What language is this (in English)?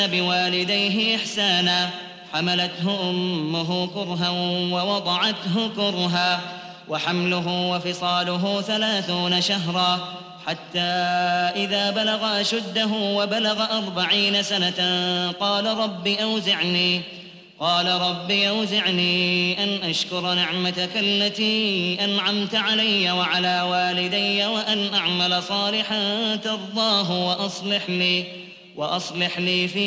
Arabic